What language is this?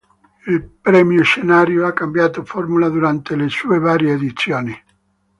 Italian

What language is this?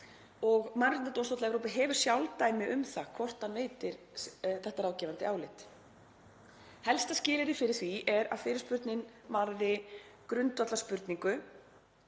Icelandic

